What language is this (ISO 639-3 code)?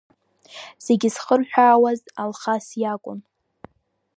abk